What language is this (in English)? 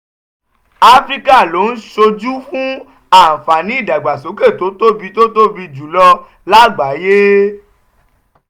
Yoruba